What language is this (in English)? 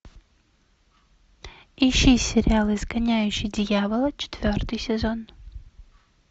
Russian